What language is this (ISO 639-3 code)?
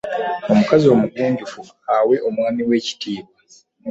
lug